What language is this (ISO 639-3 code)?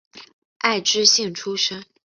zho